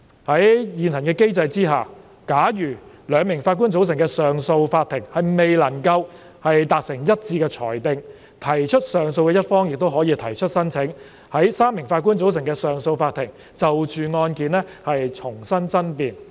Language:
Cantonese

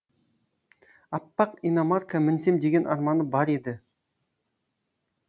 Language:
Kazakh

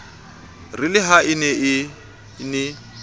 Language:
Southern Sotho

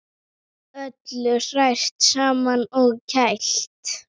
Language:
Icelandic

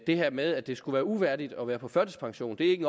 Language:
Danish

